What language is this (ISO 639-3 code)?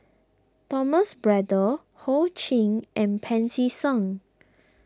eng